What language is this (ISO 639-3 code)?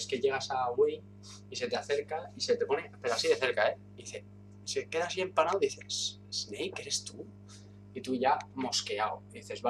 spa